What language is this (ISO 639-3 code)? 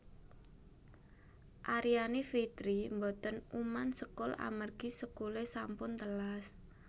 jav